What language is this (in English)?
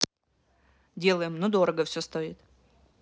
Russian